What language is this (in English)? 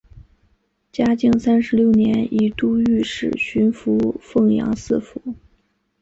Chinese